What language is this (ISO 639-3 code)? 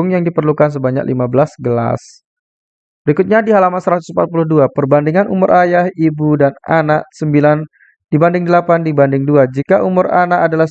ind